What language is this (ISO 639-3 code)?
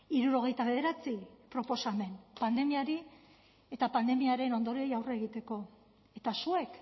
eus